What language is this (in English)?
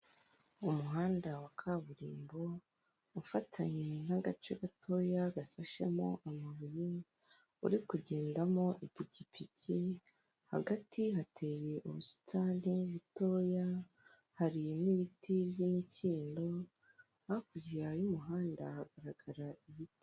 Kinyarwanda